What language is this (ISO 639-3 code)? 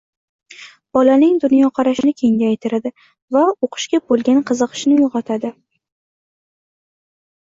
uzb